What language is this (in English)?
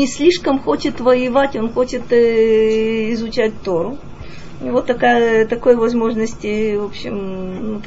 Russian